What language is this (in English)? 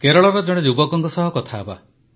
Odia